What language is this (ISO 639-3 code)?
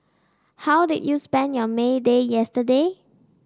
eng